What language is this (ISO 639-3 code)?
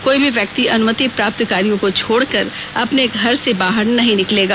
hin